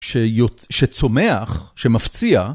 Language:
Hebrew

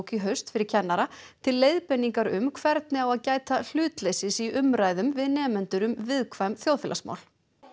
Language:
Icelandic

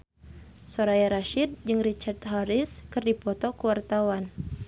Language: Sundanese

